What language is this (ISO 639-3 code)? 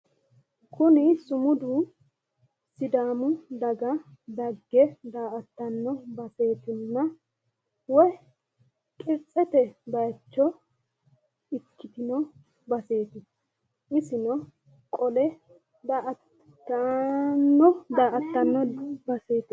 sid